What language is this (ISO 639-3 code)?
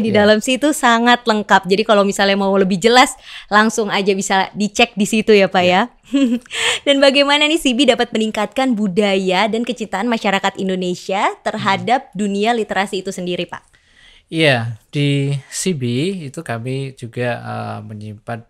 ind